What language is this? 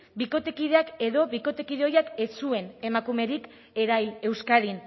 Basque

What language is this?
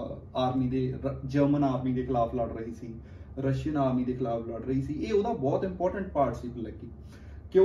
Punjabi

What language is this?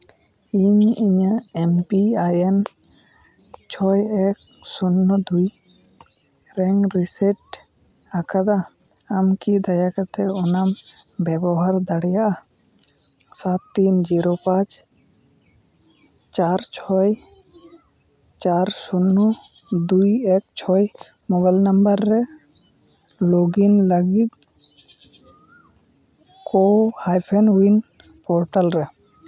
Santali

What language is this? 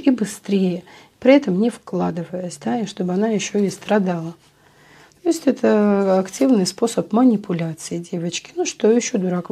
Russian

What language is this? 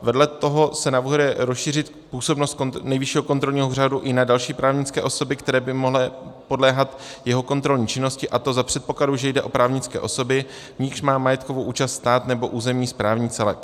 Czech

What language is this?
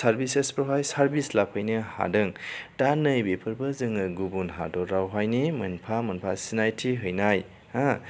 Bodo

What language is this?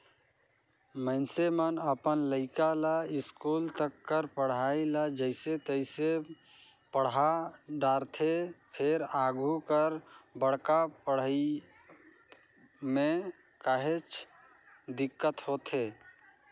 Chhattisgarhi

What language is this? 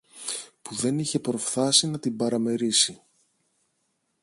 Greek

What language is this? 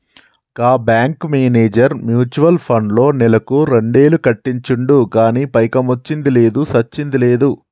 Telugu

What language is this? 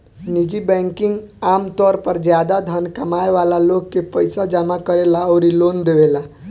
Bhojpuri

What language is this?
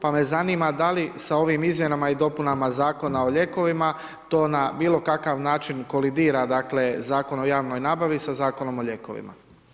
Croatian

